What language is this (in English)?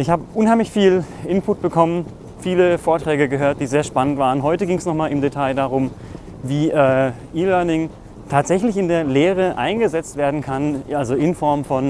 German